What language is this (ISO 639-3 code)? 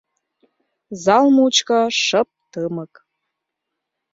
chm